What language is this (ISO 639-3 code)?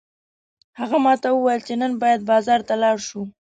pus